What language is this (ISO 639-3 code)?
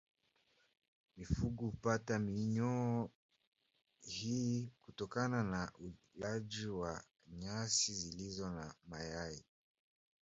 swa